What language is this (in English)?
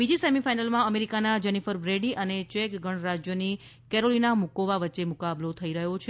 Gujarati